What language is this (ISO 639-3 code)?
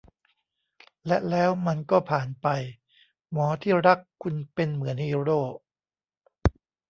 tha